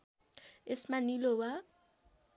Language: Nepali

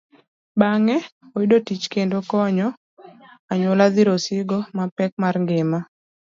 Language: Luo (Kenya and Tanzania)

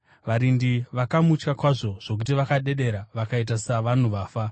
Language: Shona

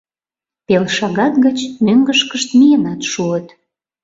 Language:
Mari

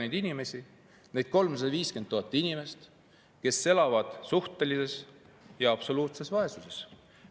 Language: Estonian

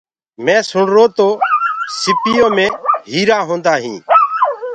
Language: Gurgula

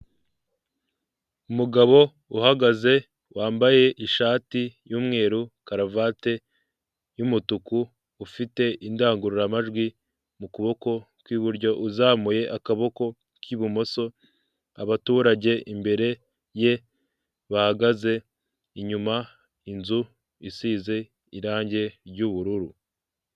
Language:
Kinyarwanda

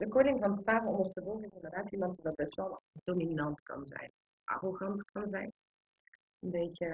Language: Dutch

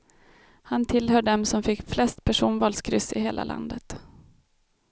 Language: Swedish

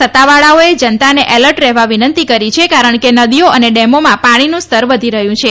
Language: Gujarati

